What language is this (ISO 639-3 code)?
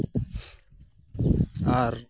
sat